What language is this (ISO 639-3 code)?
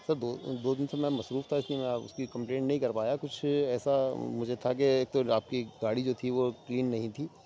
urd